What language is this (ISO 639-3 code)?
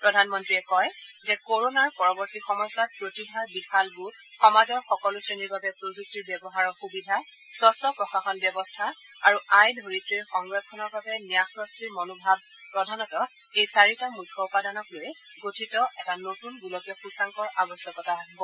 asm